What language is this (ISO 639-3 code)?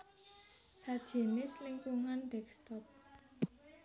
jav